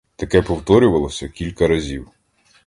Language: Ukrainian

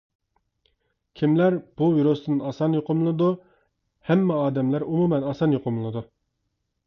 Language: Uyghur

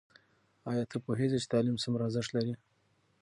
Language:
Pashto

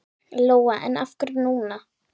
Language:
Icelandic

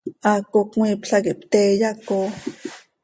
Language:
Seri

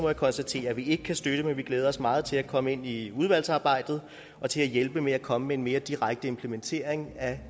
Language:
Danish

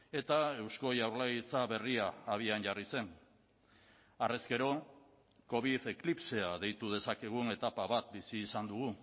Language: Basque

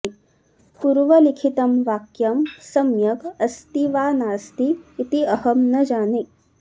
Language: Sanskrit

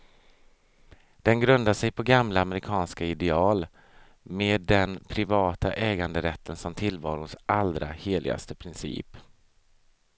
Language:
Swedish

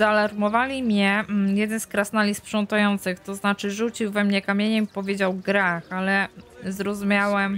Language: Polish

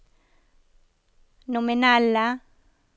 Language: Norwegian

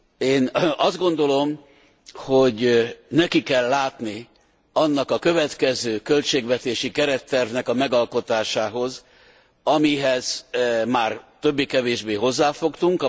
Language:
Hungarian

